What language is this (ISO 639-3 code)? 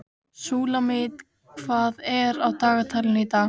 isl